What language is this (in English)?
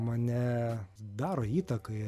Lithuanian